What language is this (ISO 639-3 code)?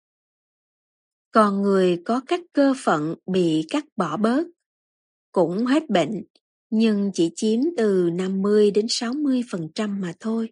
vie